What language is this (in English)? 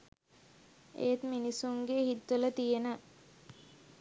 Sinhala